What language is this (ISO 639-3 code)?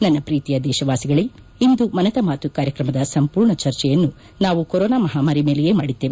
kan